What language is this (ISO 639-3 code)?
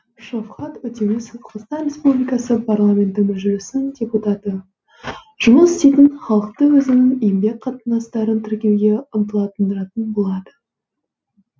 kaz